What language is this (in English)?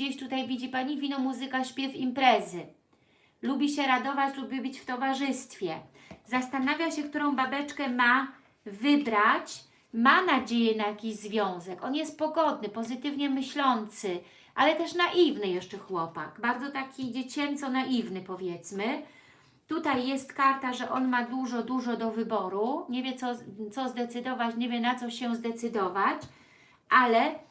Polish